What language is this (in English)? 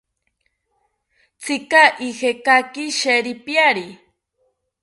South Ucayali Ashéninka